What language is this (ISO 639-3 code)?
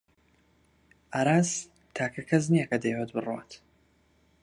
ckb